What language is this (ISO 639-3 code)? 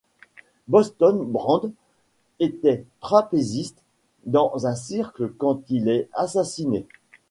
fra